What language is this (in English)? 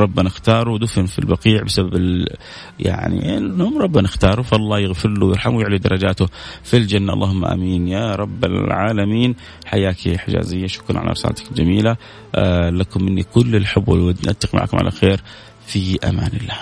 Arabic